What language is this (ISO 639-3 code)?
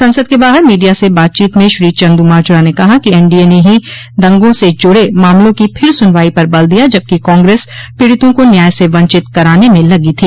hin